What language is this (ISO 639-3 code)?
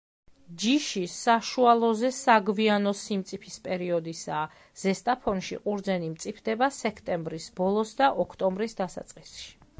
kat